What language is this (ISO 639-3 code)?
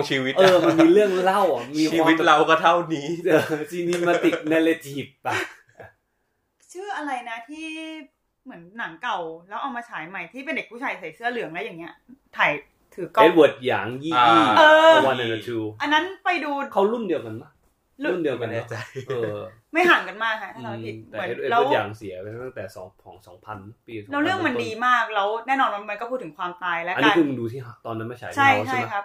tha